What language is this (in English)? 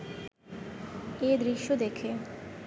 Bangla